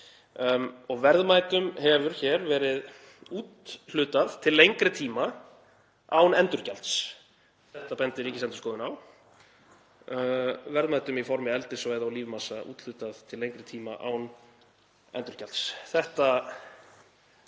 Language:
Icelandic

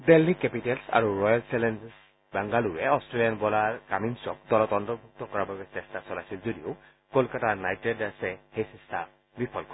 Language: Assamese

